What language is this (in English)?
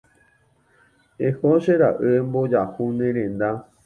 Guarani